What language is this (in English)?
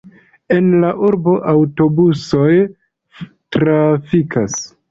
Esperanto